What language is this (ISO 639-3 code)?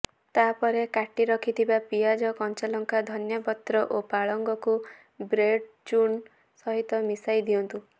ori